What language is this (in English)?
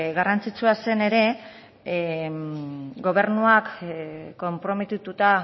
Basque